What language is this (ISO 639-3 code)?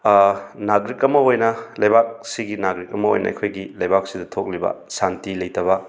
mni